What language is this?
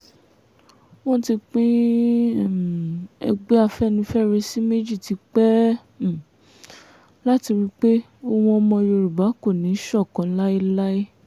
Yoruba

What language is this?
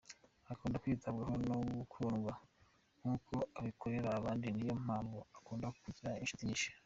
Kinyarwanda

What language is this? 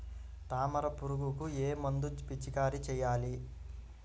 Telugu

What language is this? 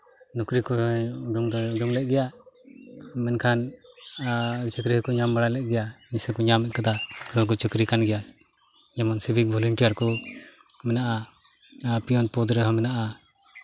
Santali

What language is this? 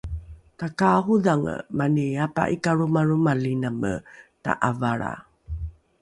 Rukai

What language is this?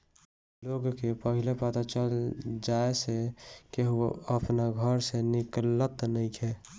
Bhojpuri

